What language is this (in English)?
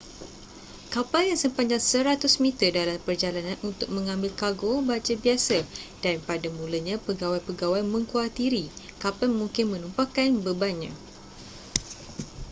Malay